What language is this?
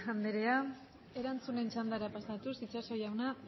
Basque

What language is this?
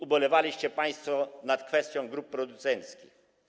Polish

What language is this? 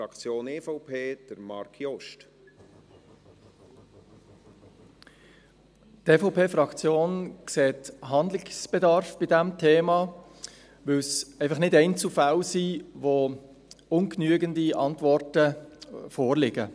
Swiss German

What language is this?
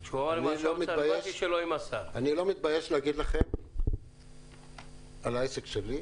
Hebrew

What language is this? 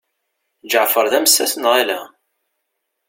Kabyle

